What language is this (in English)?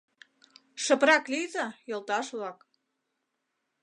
Mari